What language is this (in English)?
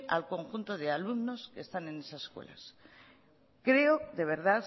Spanish